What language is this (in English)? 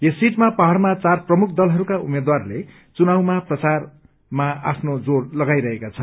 Nepali